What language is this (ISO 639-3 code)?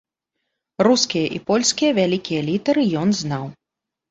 bel